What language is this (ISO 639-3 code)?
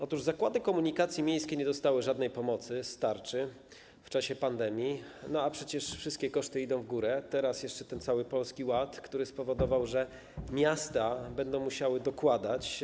pol